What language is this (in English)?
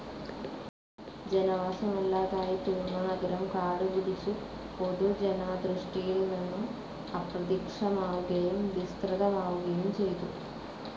Malayalam